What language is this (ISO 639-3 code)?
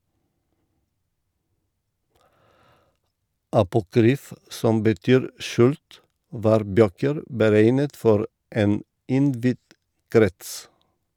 nor